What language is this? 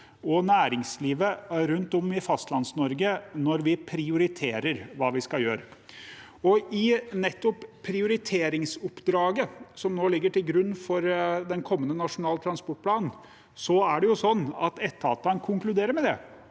Norwegian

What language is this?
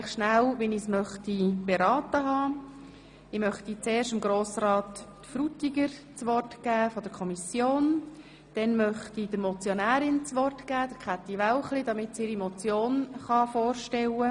Swiss German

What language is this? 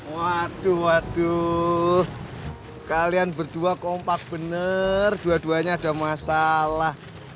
Indonesian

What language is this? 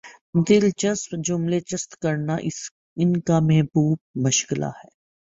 Urdu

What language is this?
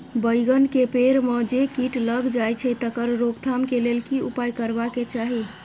Maithili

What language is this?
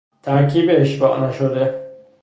Persian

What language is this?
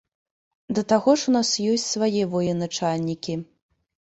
Belarusian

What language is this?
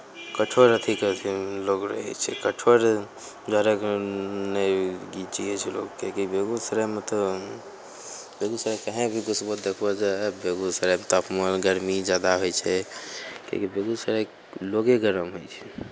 Maithili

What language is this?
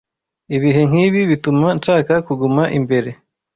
Kinyarwanda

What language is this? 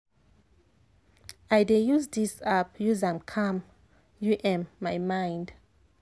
Nigerian Pidgin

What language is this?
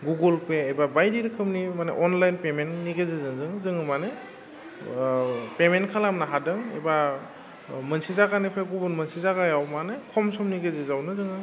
Bodo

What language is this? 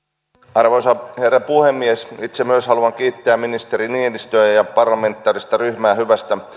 Finnish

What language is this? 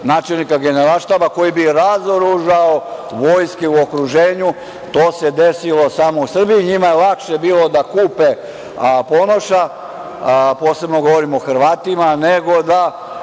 Serbian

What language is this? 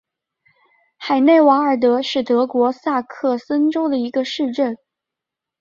Chinese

